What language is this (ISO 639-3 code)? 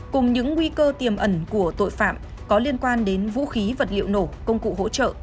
vie